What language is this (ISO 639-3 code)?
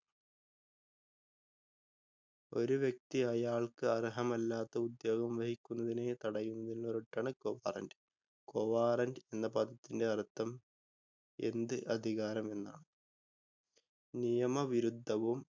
mal